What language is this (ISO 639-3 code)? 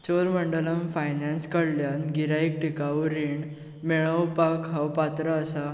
kok